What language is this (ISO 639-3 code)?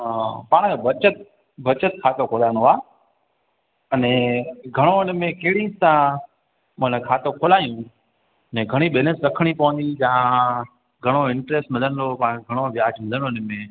snd